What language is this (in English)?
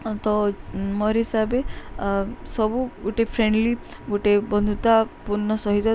Odia